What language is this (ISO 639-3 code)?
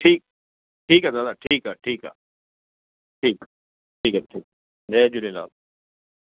snd